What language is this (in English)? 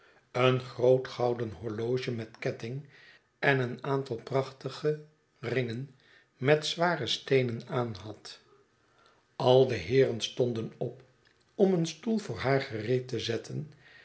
Dutch